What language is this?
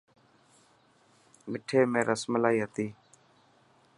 Dhatki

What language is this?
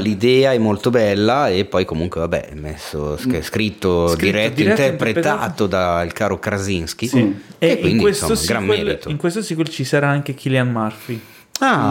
Italian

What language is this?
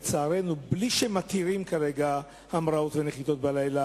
Hebrew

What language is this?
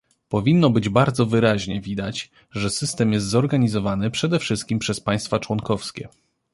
Polish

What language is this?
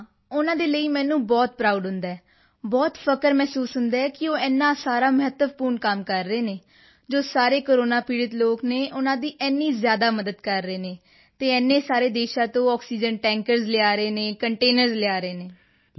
Punjabi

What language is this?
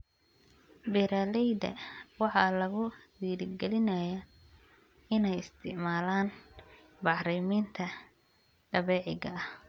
Somali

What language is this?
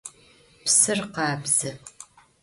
Adyghe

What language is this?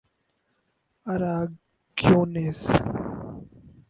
Urdu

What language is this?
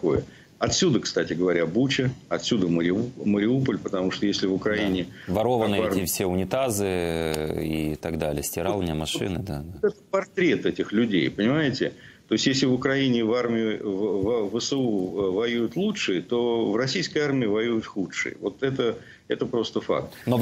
Russian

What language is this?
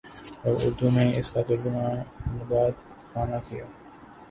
Urdu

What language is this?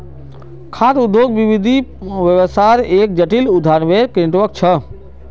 Magahi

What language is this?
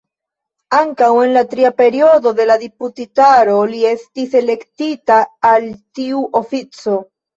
Esperanto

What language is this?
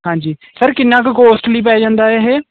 Punjabi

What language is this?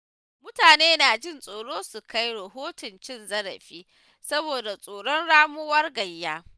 Hausa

